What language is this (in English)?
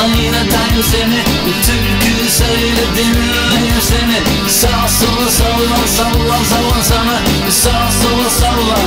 Turkish